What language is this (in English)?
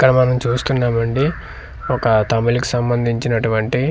Telugu